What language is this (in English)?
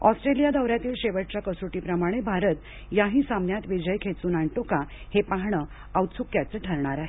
Marathi